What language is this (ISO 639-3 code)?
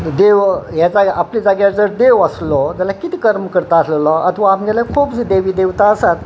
kok